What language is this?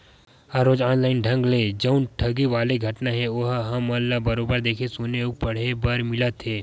Chhattisgarhi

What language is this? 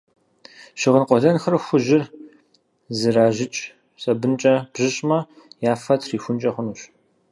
Kabardian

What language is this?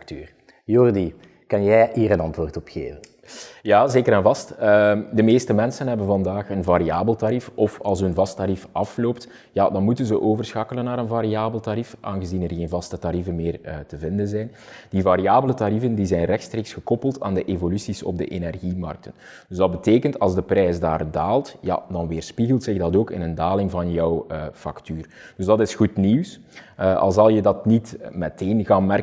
Dutch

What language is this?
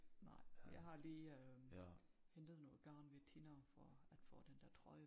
Danish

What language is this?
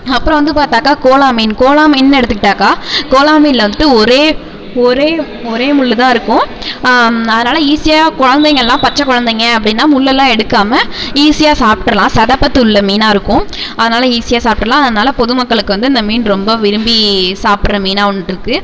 Tamil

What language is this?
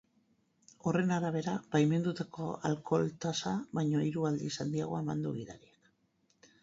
Basque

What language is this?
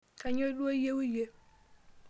Masai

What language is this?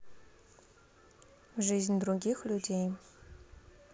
Russian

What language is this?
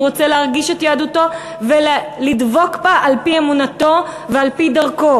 Hebrew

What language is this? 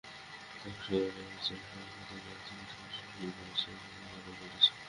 Bangla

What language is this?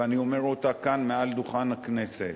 Hebrew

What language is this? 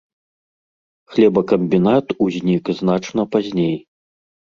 Belarusian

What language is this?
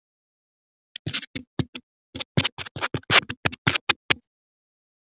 Icelandic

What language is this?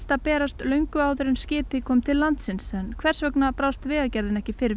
Icelandic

